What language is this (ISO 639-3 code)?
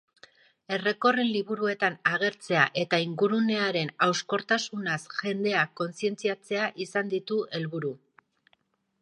eus